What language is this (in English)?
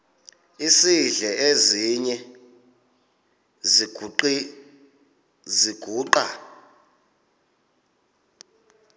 Xhosa